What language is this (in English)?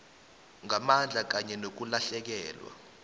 South Ndebele